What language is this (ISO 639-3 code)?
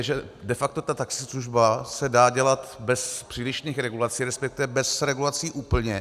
ces